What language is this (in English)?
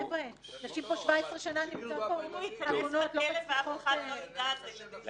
Hebrew